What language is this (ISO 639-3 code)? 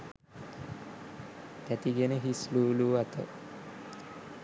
sin